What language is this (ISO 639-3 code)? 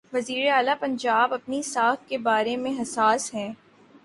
urd